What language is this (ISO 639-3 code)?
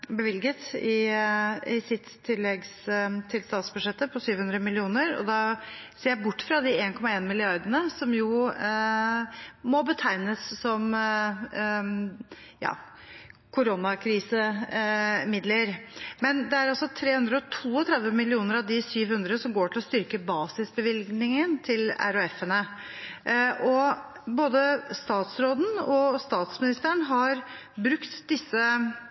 nob